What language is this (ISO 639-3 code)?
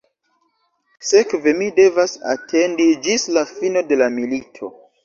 epo